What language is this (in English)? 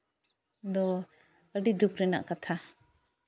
Santali